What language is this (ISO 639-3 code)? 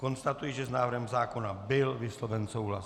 ces